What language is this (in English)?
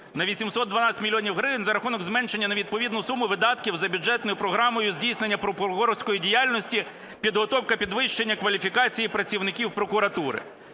Ukrainian